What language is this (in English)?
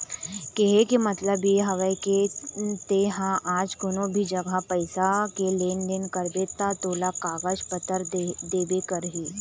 Chhattisgarhi